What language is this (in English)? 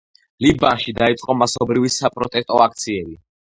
Georgian